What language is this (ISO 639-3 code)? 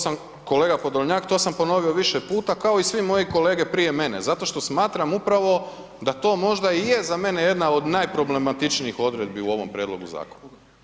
hrv